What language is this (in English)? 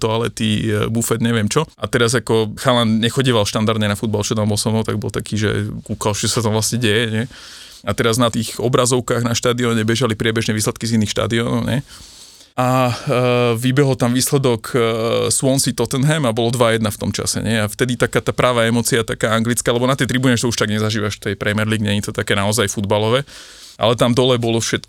Slovak